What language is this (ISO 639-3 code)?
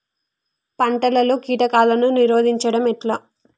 tel